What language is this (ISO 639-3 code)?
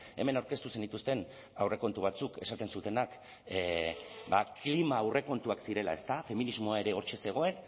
eus